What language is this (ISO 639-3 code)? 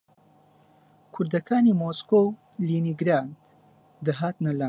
ckb